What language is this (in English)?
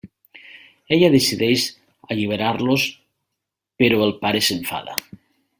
Catalan